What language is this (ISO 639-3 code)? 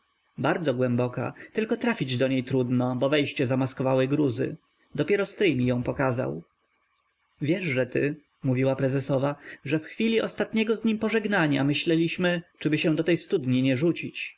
pol